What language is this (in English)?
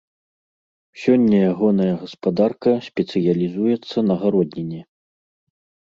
Belarusian